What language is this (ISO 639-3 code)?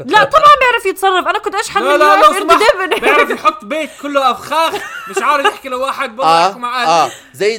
ara